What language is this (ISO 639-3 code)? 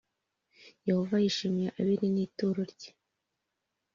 kin